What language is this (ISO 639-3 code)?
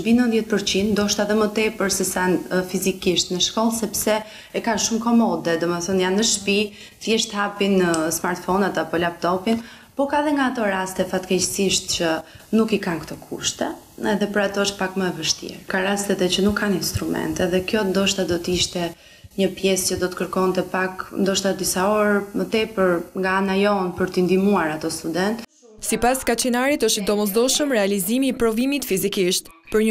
nld